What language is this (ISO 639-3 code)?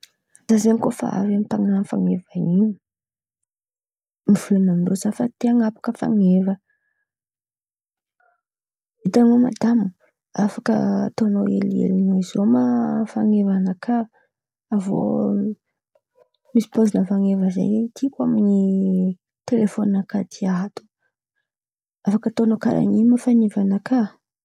xmv